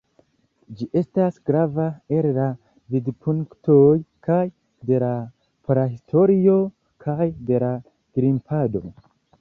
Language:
Esperanto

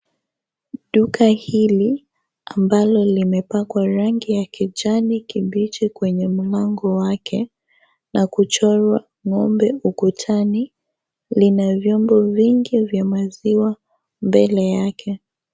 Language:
Swahili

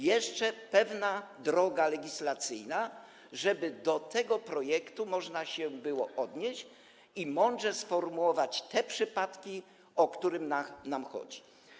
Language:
Polish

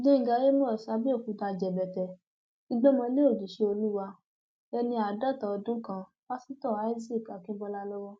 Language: Yoruba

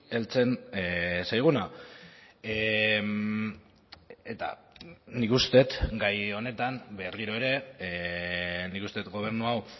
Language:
Basque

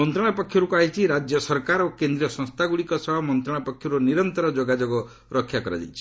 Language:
Odia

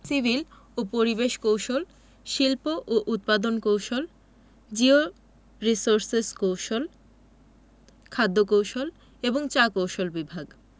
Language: Bangla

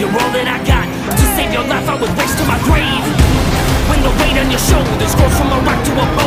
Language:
English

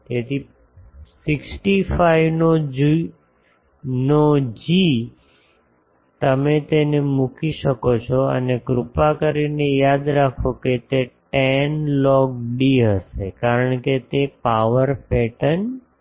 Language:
Gujarati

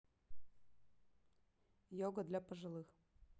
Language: Russian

